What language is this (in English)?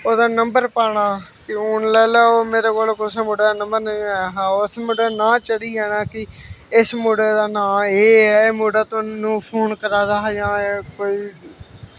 Dogri